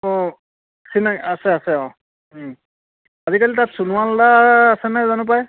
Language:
Assamese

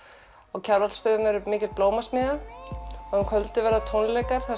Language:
Icelandic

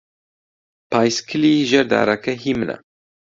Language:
Central Kurdish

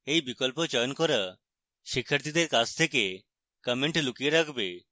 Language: Bangla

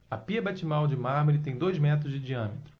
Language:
Portuguese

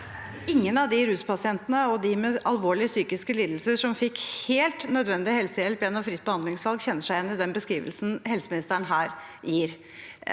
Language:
Norwegian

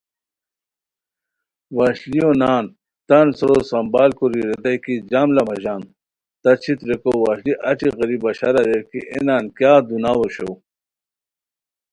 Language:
Khowar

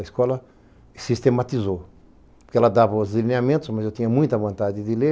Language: Portuguese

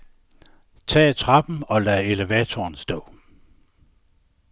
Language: Danish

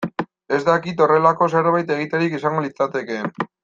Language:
Basque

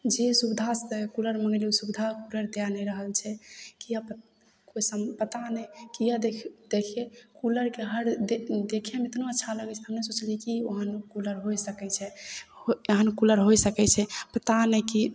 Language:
Maithili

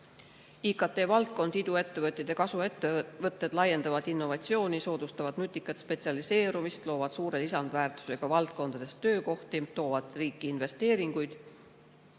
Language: Estonian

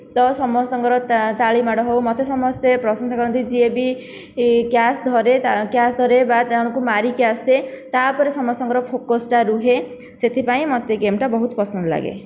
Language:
Odia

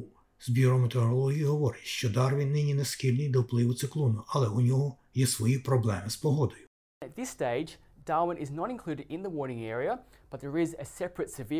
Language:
Ukrainian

